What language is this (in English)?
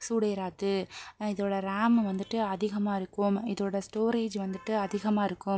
Tamil